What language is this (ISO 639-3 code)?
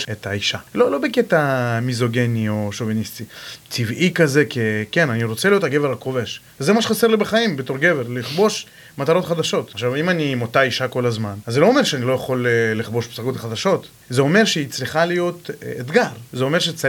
heb